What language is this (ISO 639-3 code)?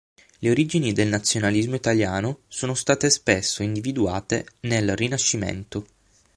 ita